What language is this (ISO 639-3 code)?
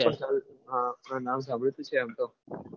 guj